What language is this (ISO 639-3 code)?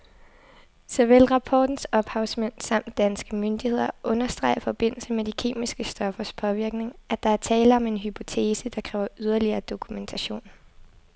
dan